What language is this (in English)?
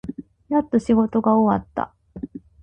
Japanese